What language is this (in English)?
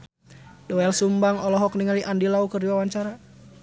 Sundanese